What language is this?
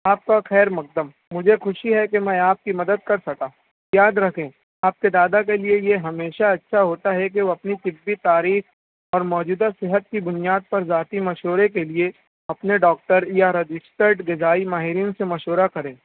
Urdu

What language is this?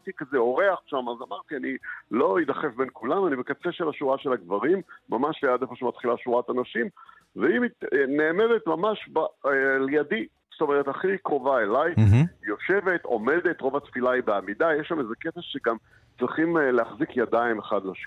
Hebrew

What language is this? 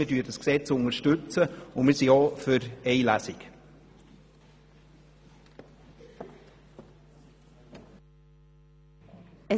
Swiss German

